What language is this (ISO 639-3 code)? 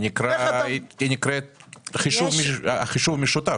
heb